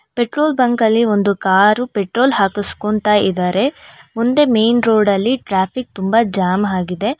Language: Kannada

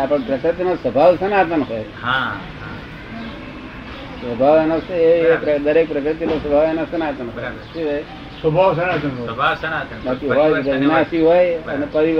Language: Gujarati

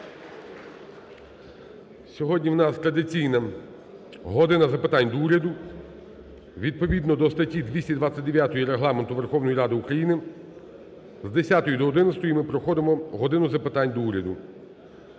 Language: Ukrainian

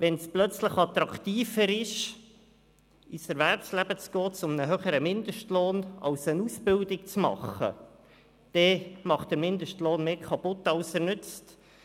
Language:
Swiss German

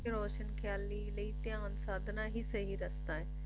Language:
Punjabi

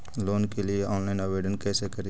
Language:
Magahi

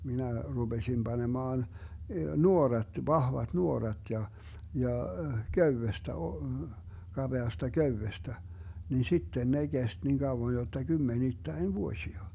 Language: Finnish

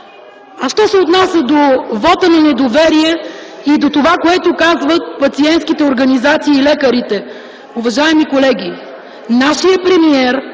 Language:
Bulgarian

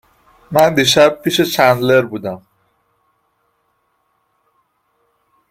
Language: Persian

